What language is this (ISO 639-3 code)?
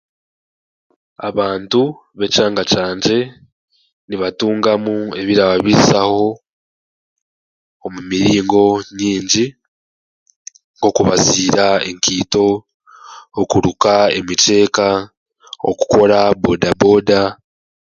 cgg